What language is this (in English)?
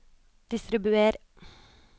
Norwegian